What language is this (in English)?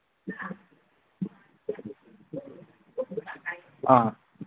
Manipuri